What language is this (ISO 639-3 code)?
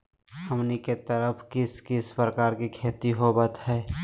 mag